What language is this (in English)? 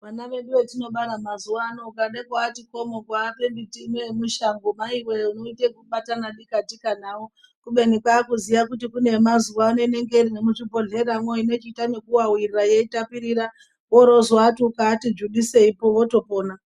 Ndau